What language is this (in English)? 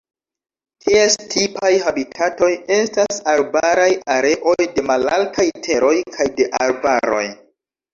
Esperanto